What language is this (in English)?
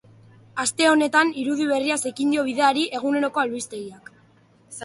Basque